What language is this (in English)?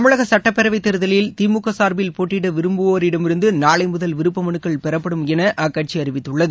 Tamil